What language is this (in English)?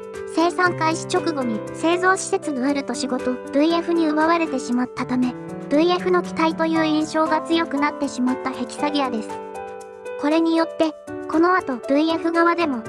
Japanese